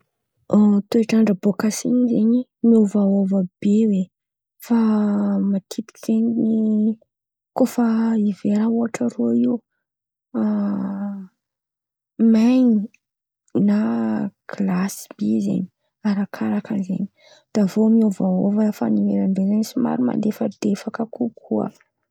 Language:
Antankarana Malagasy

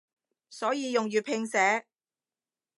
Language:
Cantonese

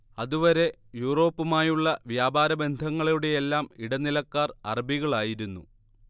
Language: Malayalam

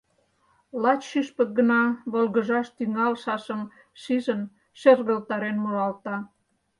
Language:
Mari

